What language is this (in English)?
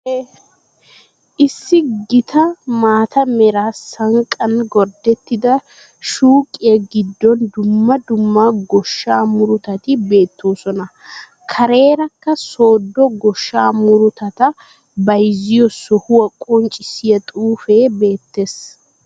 Wolaytta